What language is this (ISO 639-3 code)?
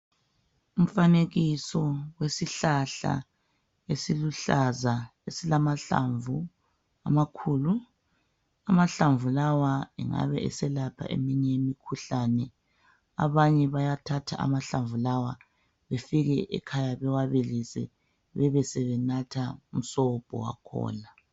nde